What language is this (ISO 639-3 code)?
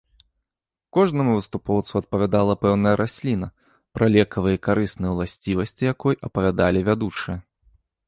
bel